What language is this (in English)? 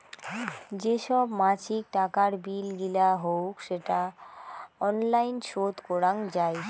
Bangla